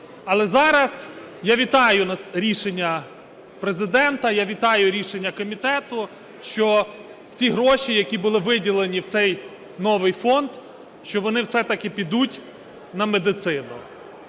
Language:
Ukrainian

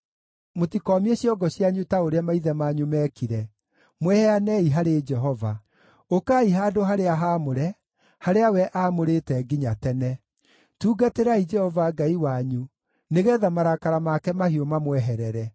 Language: Kikuyu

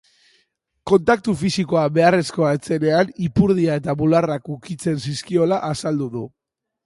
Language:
Basque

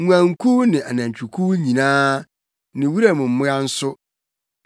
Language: Akan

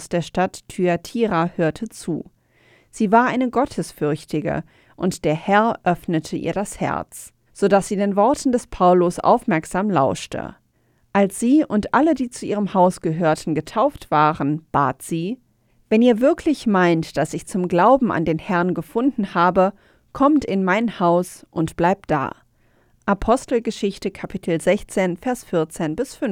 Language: German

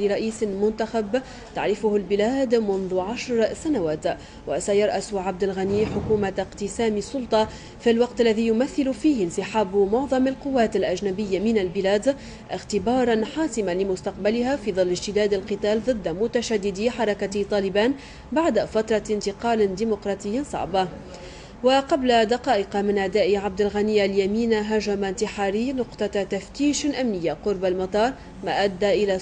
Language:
Arabic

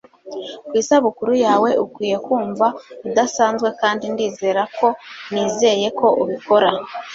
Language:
Kinyarwanda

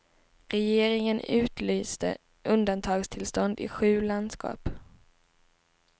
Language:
Swedish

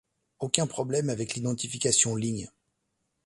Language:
French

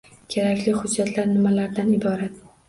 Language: Uzbek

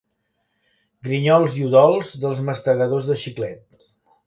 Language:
Catalan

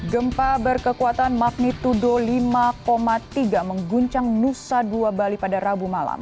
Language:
Indonesian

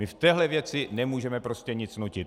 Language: Czech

